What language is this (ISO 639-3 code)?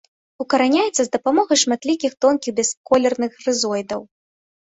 bel